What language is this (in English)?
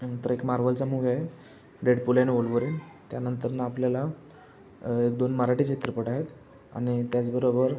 Marathi